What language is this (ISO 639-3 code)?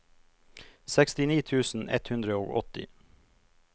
nor